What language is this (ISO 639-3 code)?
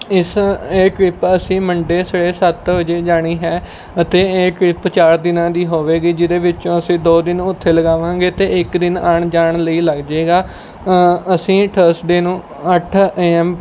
pan